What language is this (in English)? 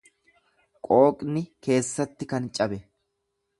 Oromo